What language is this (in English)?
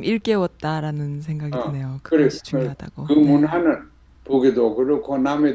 Korean